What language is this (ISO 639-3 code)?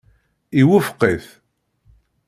kab